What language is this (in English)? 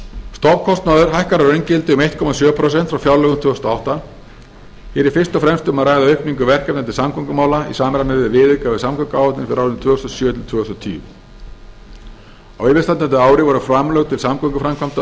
Icelandic